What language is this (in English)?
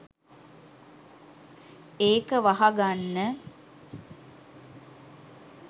Sinhala